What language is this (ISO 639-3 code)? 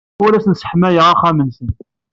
kab